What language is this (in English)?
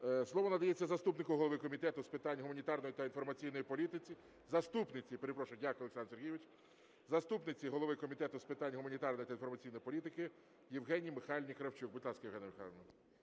Ukrainian